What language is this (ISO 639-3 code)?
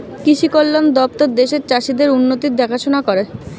ben